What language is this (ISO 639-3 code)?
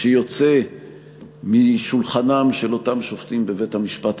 heb